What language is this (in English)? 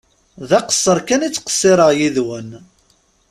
Kabyle